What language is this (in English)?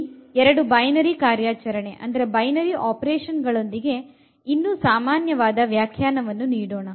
Kannada